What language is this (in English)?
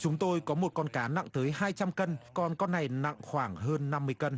Vietnamese